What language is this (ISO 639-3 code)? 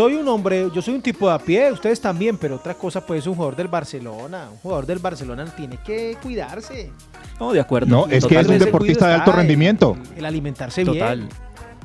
spa